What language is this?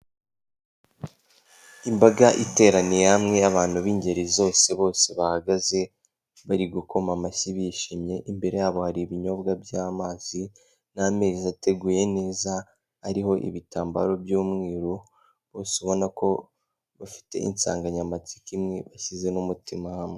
Kinyarwanda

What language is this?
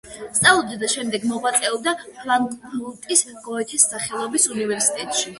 Georgian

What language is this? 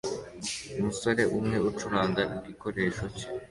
Kinyarwanda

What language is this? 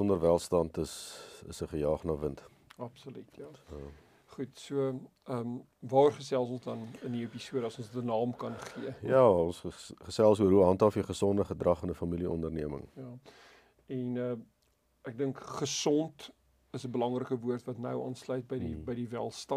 German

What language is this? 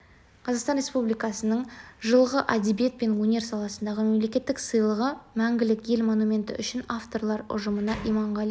Kazakh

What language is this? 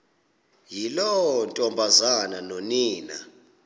Xhosa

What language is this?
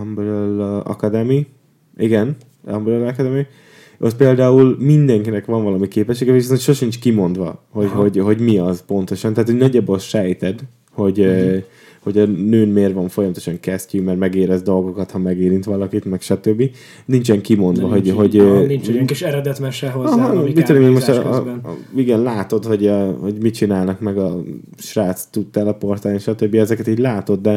Hungarian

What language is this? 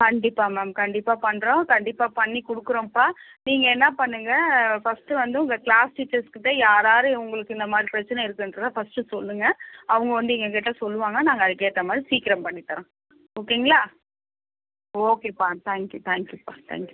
Tamil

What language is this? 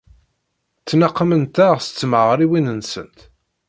Kabyle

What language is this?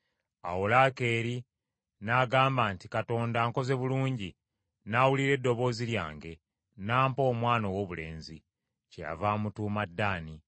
Ganda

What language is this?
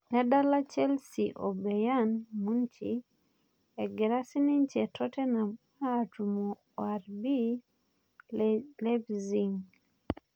Masai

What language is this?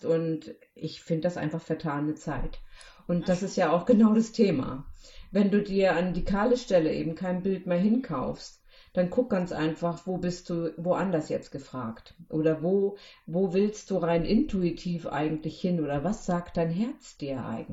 German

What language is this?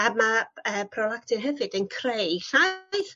Welsh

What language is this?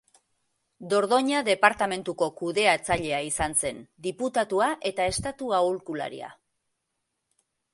Basque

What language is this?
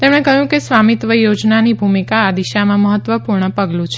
Gujarati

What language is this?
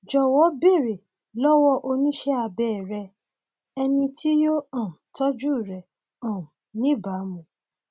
Yoruba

